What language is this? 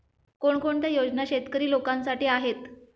Marathi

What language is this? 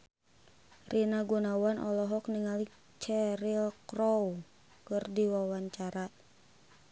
Sundanese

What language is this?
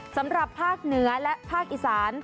Thai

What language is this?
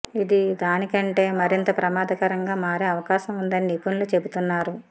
Telugu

